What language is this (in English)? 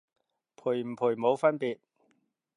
Cantonese